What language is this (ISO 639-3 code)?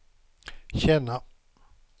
swe